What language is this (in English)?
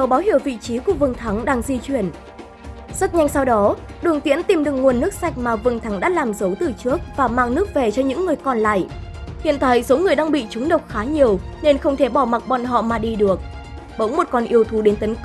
Vietnamese